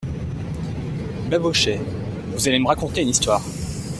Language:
French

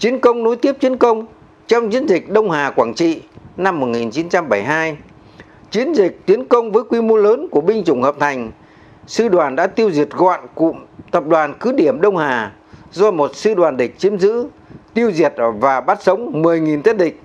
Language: Vietnamese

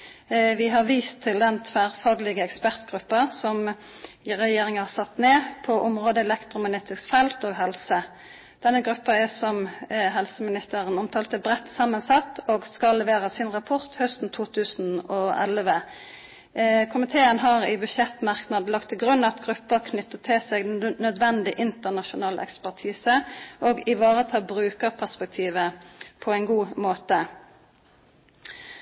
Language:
Norwegian Nynorsk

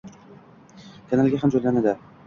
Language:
Uzbek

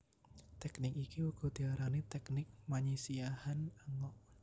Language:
Javanese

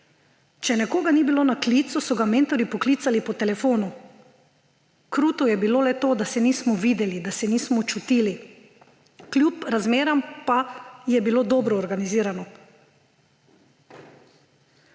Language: Slovenian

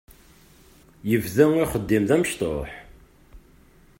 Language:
Kabyle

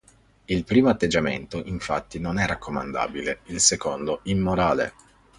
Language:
Italian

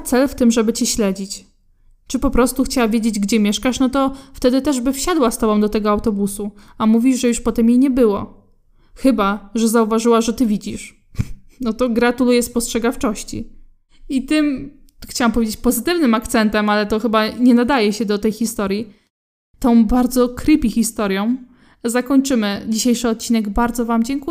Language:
Polish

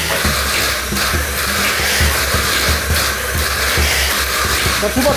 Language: Korean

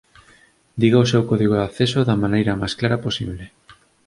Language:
Galician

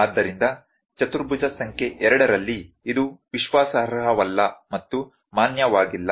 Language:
Kannada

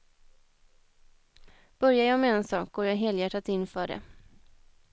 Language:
Swedish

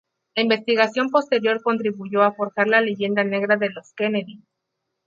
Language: Spanish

